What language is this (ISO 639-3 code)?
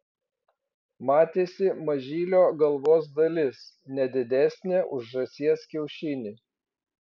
lit